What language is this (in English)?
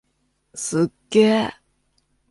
Japanese